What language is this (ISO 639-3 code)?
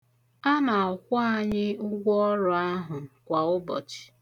ibo